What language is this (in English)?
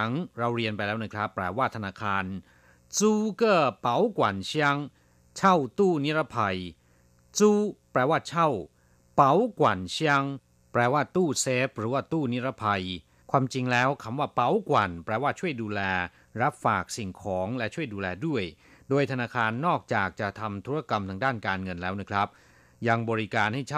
Thai